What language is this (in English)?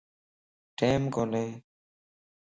Lasi